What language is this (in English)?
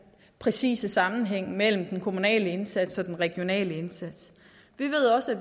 Danish